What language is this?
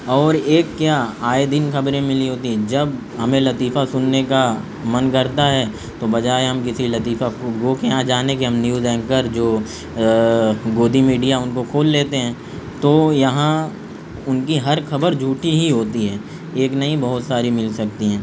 Urdu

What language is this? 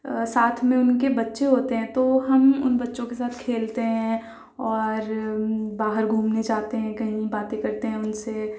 Urdu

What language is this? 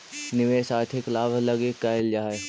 Magahi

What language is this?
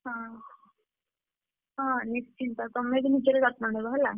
Odia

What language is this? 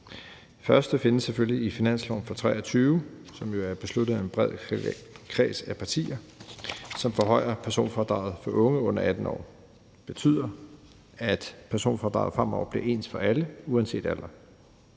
Danish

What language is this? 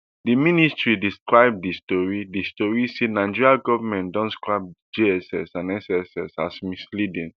Nigerian Pidgin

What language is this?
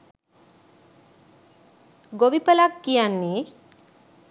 Sinhala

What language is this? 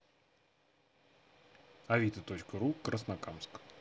Russian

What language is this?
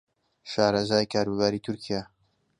Central Kurdish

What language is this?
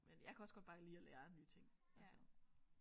Danish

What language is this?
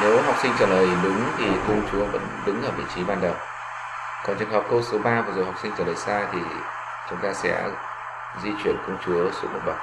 Vietnamese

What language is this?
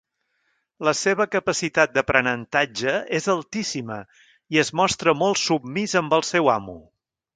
Catalan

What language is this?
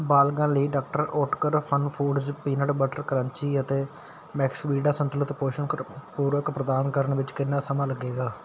Punjabi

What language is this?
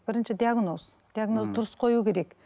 Kazakh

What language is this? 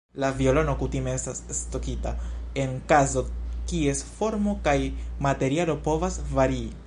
Esperanto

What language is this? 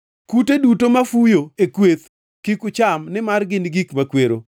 Luo (Kenya and Tanzania)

